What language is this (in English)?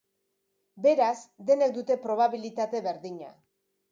Basque